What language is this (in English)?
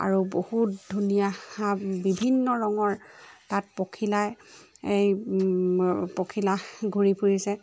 Assamese